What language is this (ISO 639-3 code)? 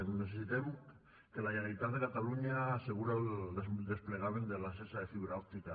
cat